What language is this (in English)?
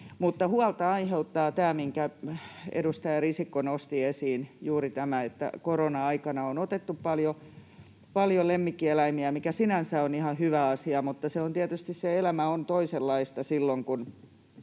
Finnish